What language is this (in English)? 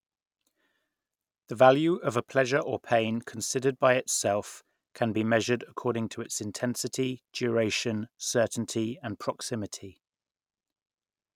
English